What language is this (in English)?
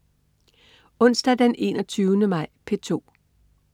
Danish